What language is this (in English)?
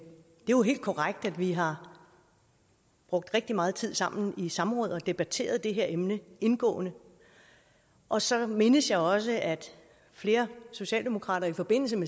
Danish